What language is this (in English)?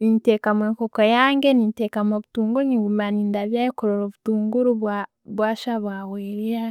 Tooro